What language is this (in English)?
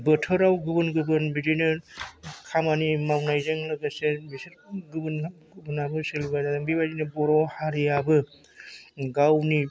Bodo